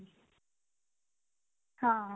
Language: Punjabi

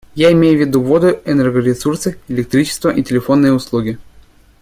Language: Russian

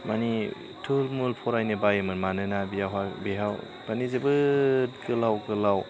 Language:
Bodo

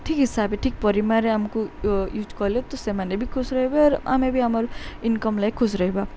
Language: Odia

